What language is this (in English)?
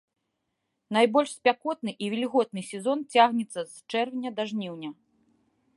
Belarusian